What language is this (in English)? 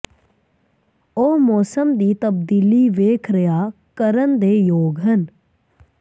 Punjabi